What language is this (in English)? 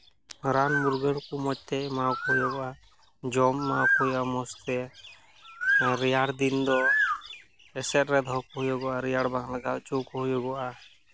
Santali